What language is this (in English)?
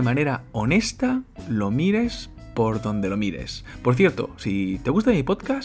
Spanish